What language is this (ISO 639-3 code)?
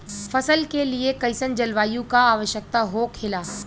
bho